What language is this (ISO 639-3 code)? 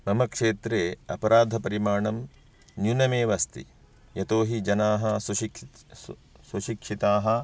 san